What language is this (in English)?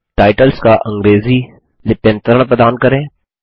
Hindi